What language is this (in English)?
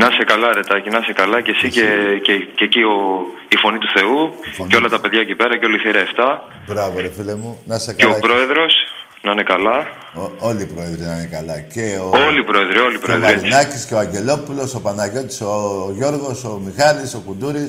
Greek